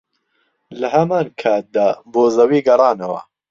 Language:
Central Kurdish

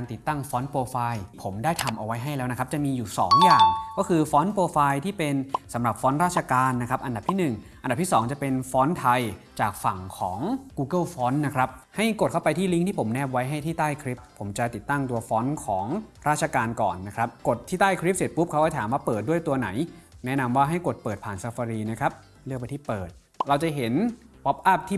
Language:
Thai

